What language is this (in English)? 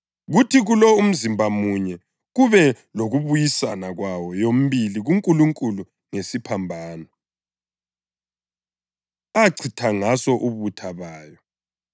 North Ndebele